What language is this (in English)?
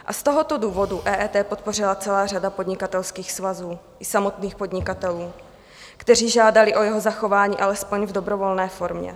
Czech